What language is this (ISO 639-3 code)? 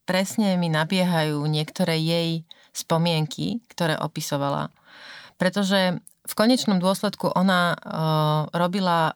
slk